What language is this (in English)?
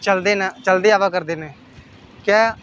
Dogri